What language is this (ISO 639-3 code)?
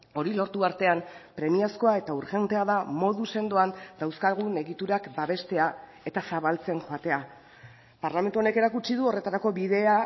eus